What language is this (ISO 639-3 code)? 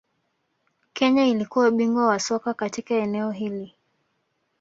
swa